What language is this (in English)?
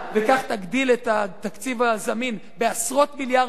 Hebrew